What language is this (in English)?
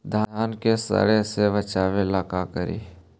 Magahi